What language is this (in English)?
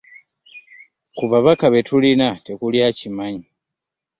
Ganda